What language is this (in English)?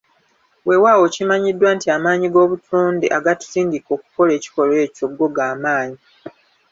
Ganda